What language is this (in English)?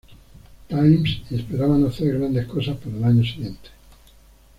Spanish